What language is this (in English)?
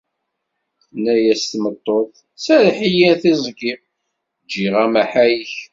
Kabyle